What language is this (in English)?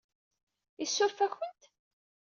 Kabyle